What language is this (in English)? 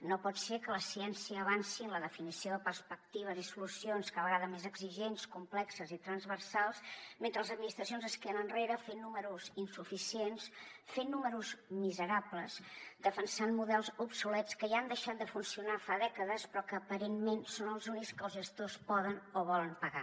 Catalan